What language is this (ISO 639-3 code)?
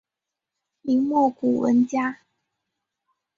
zho